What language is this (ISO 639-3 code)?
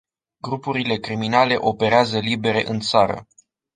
ron